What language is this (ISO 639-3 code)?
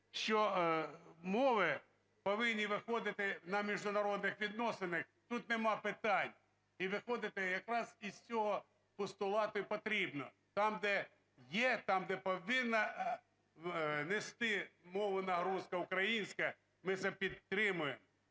ukr